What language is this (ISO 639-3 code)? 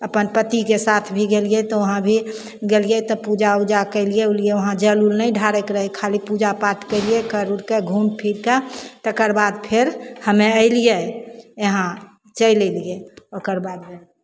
mai